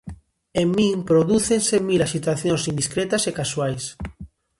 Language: Galician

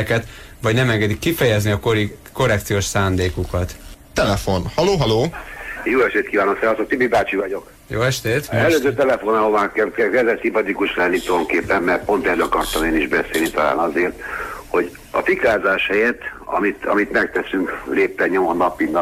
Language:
Hungarian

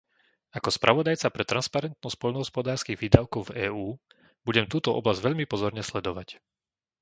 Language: Slovak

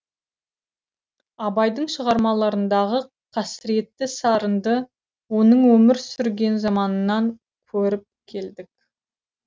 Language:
Kazakh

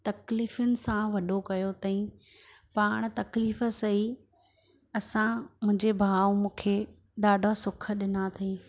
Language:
Sindhi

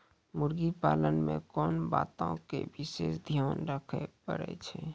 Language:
Maithili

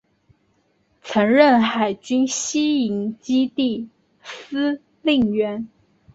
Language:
Chinese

